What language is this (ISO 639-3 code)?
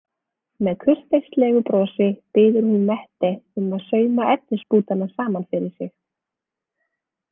isl